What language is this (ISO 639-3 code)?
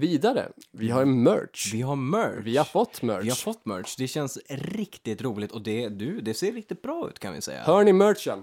swe